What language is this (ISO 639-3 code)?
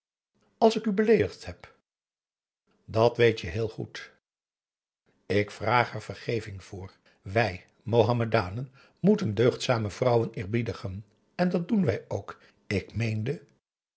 nld